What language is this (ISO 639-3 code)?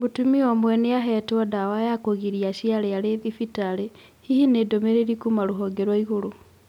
kik